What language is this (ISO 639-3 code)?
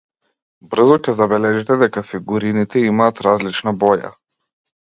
mkd